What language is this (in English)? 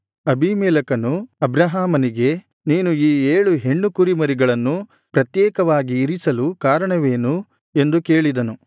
Kannada